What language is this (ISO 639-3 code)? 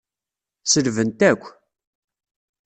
kab